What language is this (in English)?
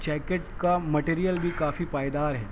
Urdu